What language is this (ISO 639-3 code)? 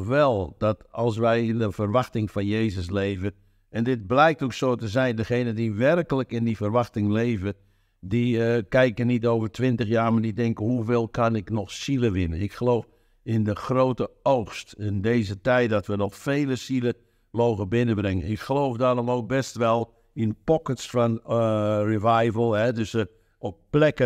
nld